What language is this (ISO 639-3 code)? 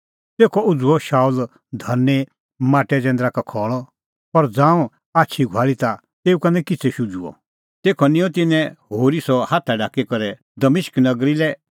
kfx